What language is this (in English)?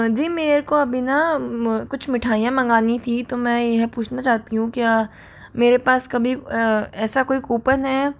Hindi